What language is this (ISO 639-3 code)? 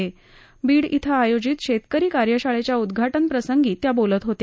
mar